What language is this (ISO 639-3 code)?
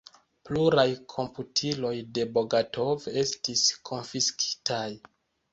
epo